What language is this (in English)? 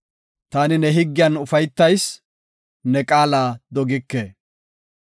Gofa